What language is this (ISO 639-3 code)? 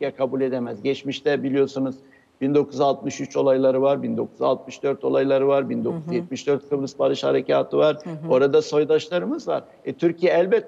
tur